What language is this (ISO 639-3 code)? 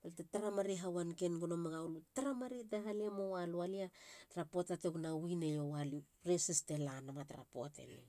hla